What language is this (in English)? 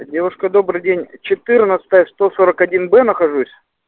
Russian